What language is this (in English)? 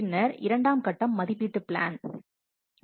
Tamil